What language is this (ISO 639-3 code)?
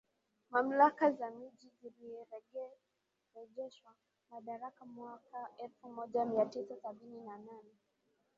swa